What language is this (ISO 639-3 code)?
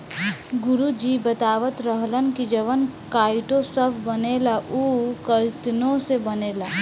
bho